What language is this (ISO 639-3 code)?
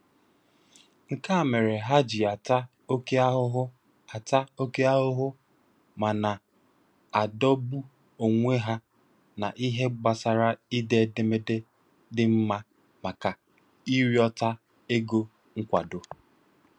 ibo